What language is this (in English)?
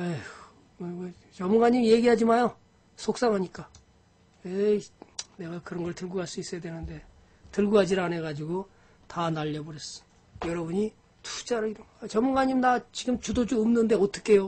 Korean